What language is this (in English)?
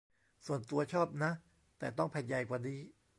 Thai